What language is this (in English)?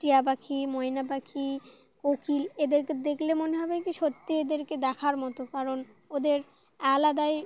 Bangla